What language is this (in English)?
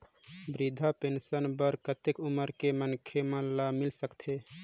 Chhattisgarhi